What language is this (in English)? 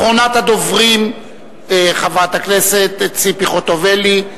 Hebrew